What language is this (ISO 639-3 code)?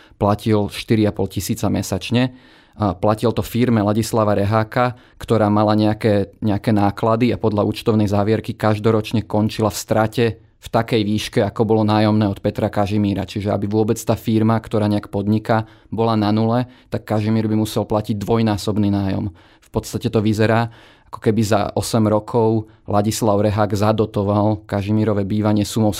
slk